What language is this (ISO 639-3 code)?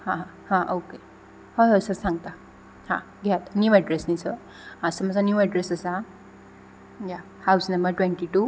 kok